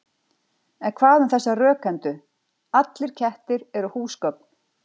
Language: Icelandic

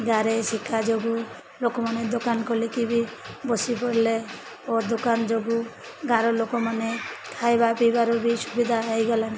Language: Odia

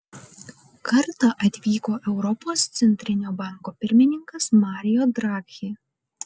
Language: Lithuanian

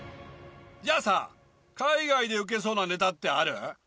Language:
Japanese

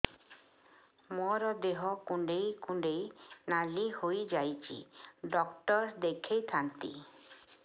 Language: Odia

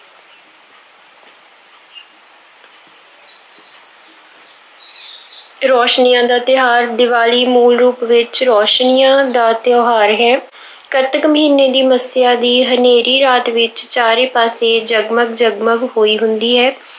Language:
Punjabi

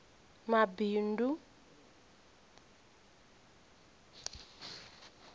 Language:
Venda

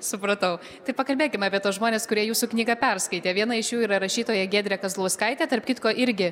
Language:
Lithuanian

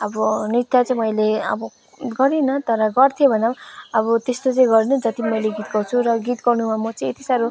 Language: Nepali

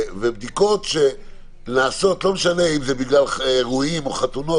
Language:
Hebrew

